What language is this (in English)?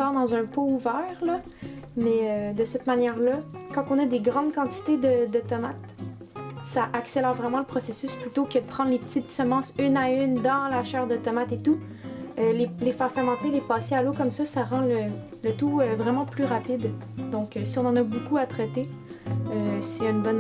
French